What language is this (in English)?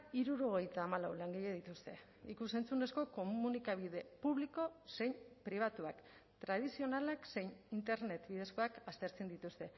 Basque